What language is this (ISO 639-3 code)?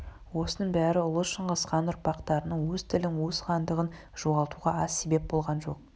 kaz